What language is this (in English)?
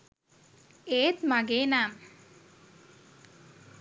Sinhala